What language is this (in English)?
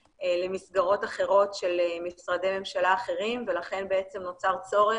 Hebrew